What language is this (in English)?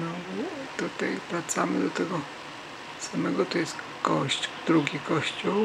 Polish